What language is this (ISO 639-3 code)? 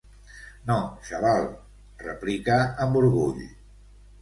cat